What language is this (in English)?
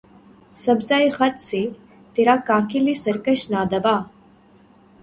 Urdu